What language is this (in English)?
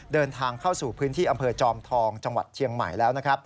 Thai